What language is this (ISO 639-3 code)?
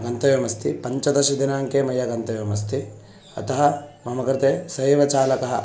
san